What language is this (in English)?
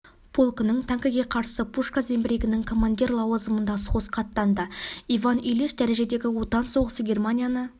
Kazakh